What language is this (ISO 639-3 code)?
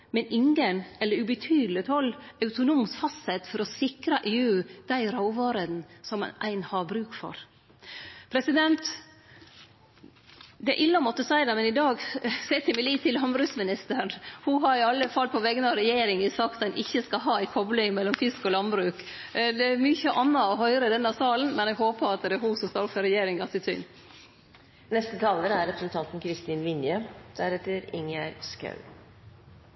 nno